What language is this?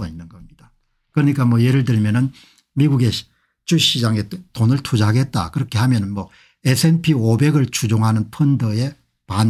Korean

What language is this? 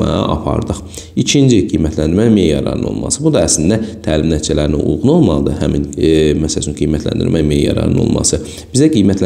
Turkish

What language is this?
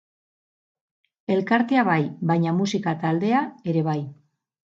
Basque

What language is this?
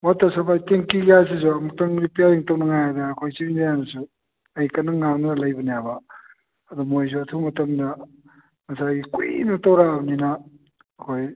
Manipuri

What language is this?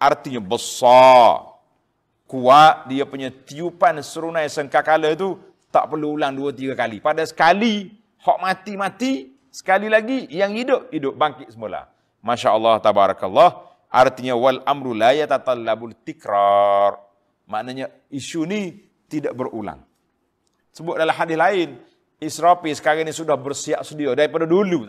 Malay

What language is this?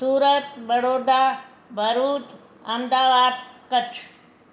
Sindhi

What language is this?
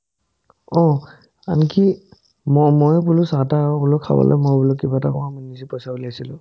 Assamese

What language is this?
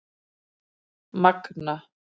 Icelandic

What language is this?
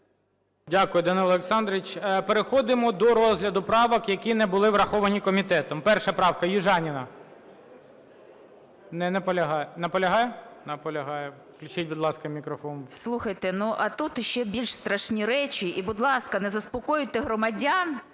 Ukrainian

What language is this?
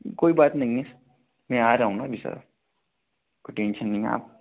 Hindi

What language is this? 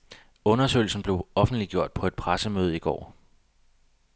Danish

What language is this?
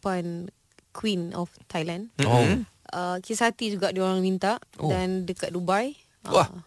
Malay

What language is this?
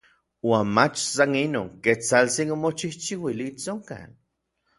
Orizaba Nahuatl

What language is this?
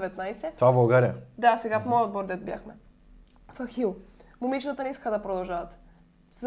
Bulgarian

